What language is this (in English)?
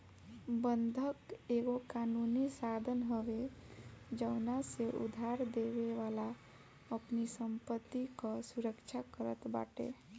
Bhojpuri